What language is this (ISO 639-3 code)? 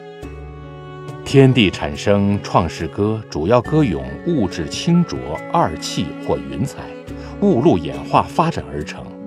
zho